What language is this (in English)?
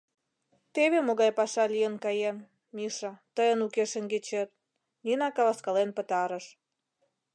Mari